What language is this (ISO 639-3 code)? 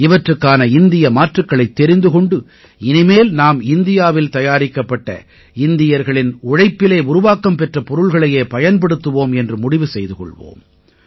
tam